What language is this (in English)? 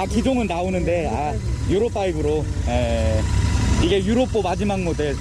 Korean